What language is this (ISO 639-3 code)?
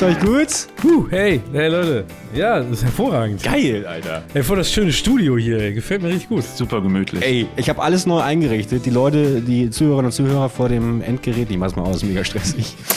deu